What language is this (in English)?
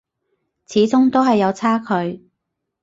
Cantonese